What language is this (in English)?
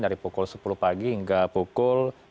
Indonesian